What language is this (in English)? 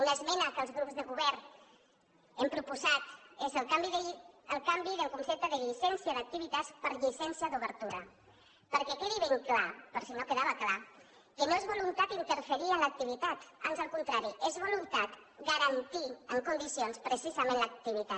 Catalan